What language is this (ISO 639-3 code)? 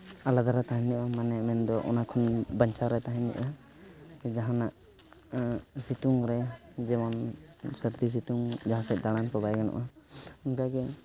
sat